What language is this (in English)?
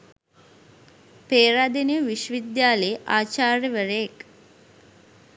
Sinhala